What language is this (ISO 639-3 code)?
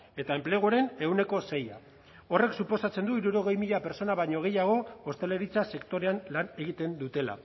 eus